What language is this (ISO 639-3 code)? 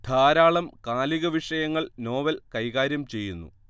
mal